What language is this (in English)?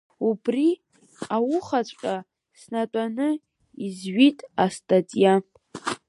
Abkhazian